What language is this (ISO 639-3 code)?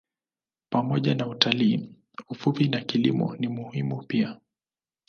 swa